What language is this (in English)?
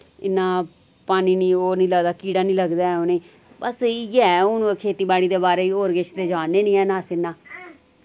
Dogri